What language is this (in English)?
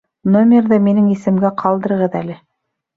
Bashkir